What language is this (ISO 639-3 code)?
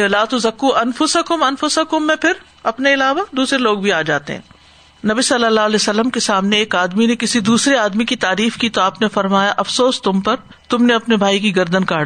urd